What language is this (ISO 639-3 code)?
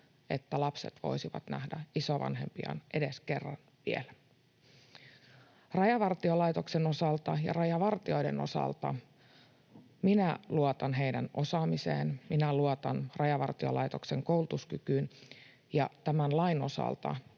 fin